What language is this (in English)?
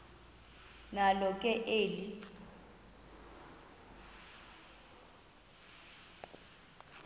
Xhosa